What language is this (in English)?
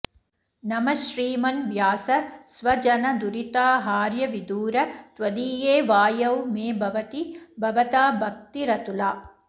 Sanskrit